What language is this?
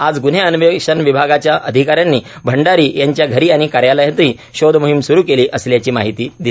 Marathi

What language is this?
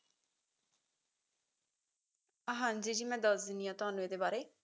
Punjabi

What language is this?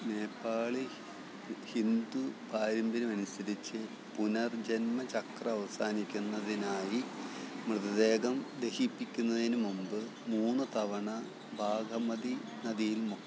Malayalam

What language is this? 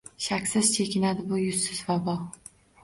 Uzbek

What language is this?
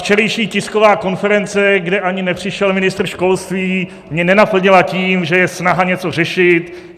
Czech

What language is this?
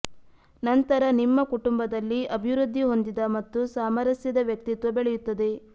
Kannada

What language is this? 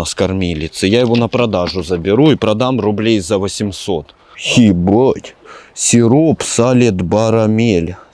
Russian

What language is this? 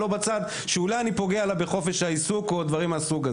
Hebrew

